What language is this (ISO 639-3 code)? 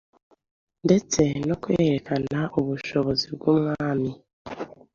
kin